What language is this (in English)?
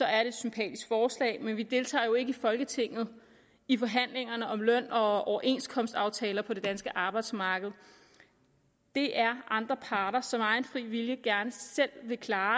Danish